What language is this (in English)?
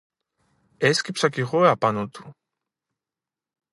Greek